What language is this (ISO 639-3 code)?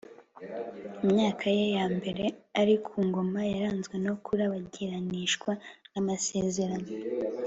kin